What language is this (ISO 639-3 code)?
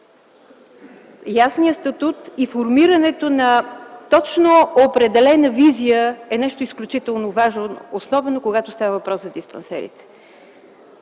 bul